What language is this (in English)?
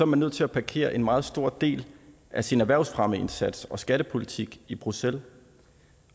Danish